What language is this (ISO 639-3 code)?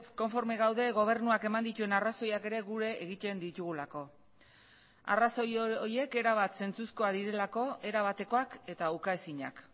eus